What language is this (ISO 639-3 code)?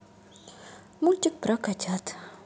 rus